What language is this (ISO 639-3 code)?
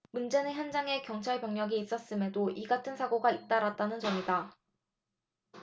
kor